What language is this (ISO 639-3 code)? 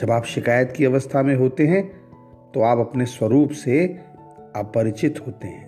hin